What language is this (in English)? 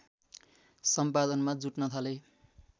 Nepali